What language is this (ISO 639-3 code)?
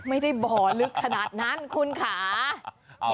tha